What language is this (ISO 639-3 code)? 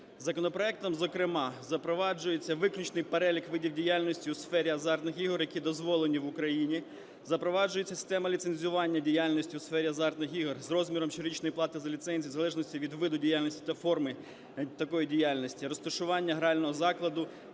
ukr